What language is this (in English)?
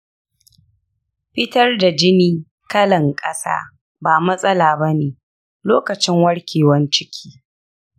Hausa